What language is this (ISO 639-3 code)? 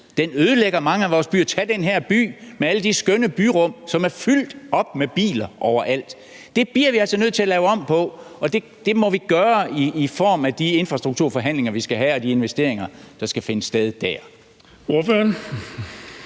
dan